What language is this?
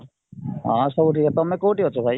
Odia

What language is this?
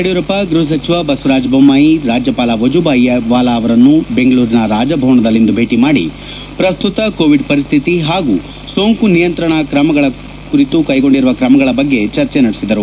Kannada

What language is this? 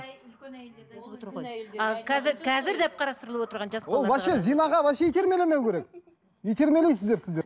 Kazakh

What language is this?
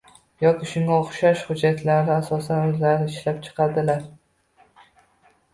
Uzbek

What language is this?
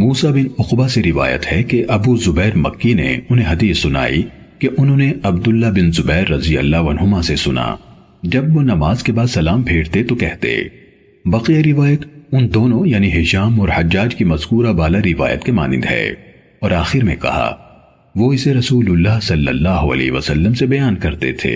Urdu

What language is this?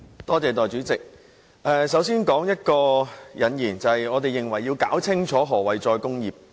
Cantonese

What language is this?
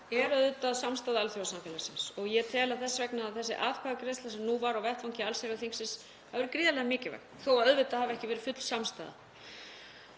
Icelandic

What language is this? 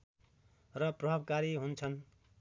Nepali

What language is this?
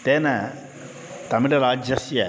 Sanskrit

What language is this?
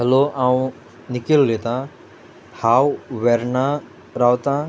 Konkani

